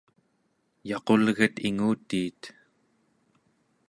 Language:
Central Yupik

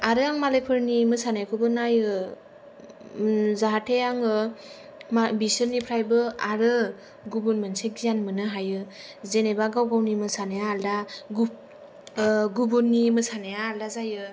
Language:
Bodo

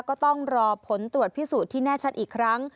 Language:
Thai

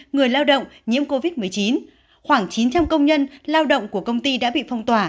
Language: Vietnamese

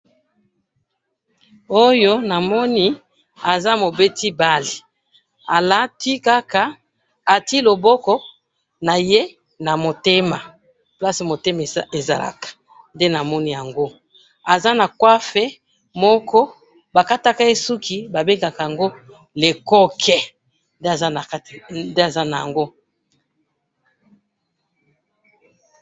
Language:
Lingala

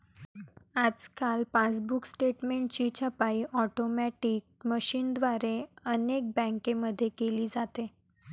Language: Marathi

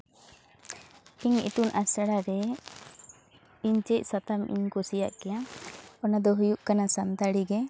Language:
Santali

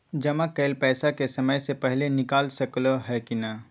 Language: Maithili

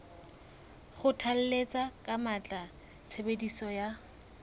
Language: Southern Sotho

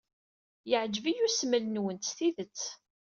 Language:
Kabyle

